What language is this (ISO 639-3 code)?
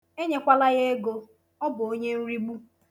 ibo